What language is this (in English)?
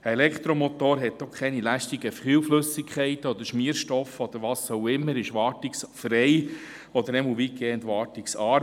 Swiss German